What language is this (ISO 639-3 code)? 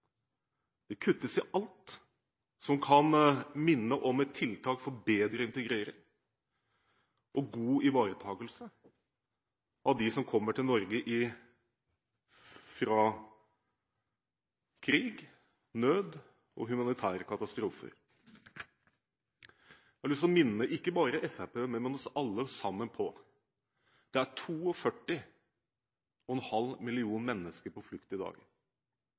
nob